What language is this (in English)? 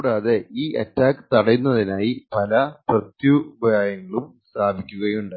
Malayalam